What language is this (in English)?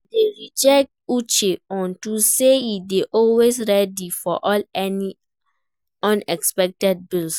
Nigerian Pidgin